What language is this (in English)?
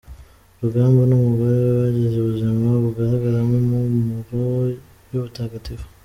Kinyarwanda